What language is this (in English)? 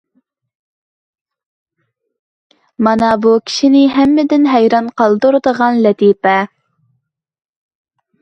Uyghur